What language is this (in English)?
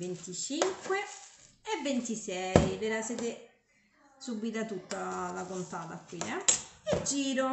Italian